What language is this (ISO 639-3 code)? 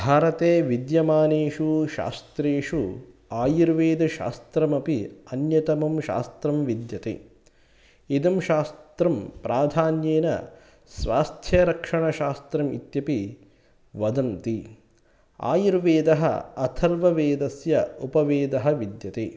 san